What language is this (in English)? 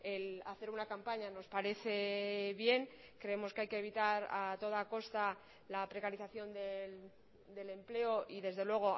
Spanish